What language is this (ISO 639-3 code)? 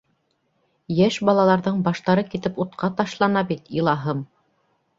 bak